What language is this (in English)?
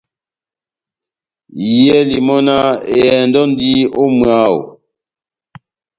Batanga